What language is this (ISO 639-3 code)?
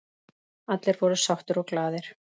isl